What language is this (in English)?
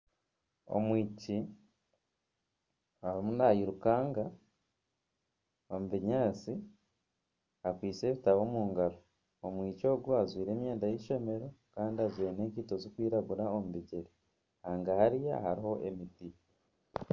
Nyankole